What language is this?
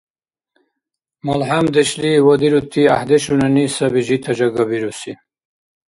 Dargwa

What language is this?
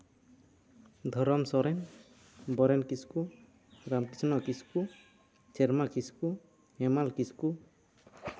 Santali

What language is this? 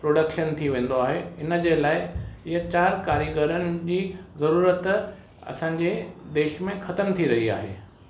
Sindhi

